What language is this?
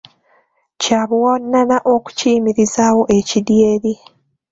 Ganda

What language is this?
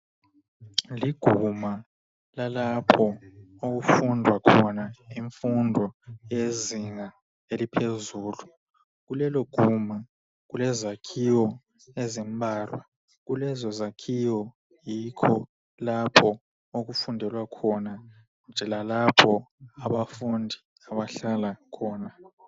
North Ndebele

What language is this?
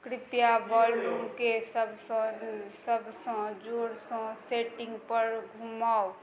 Maithili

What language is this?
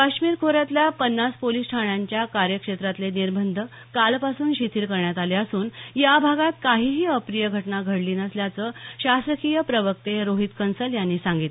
Marathi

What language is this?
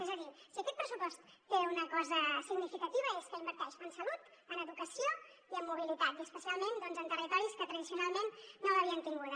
Catalan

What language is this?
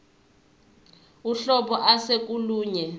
Zulu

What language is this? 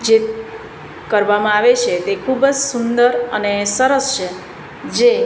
Gujarati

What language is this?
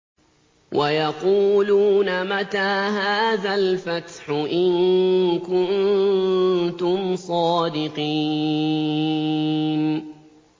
Arabic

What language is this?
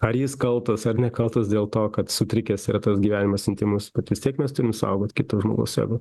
Lithuanian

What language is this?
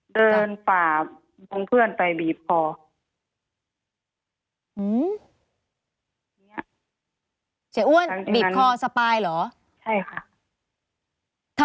Thai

